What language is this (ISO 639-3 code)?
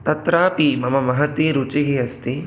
san